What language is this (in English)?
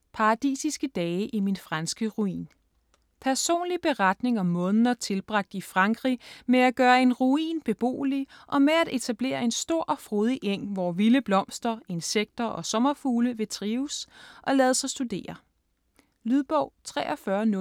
Danish